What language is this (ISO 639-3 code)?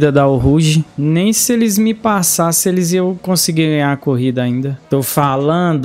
por